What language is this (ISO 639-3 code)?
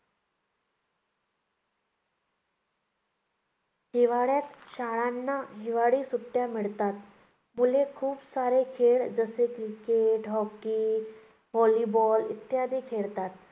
mar